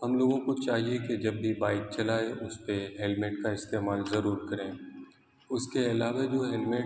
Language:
Urdu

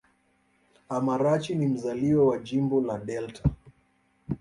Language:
Swahili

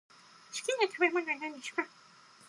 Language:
Japanese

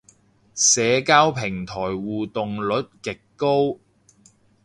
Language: Cantonese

